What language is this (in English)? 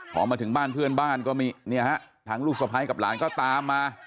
Thai